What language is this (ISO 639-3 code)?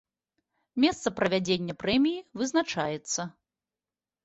bel